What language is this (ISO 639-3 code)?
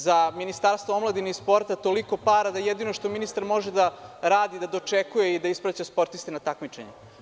srp